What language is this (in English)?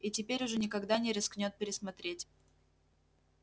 Russian